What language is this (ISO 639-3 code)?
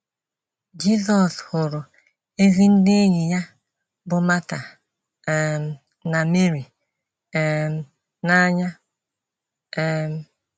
ibo